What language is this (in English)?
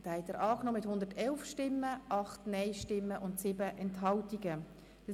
Swiss German